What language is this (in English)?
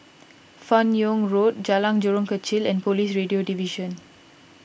English